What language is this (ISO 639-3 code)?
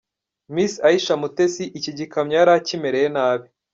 kin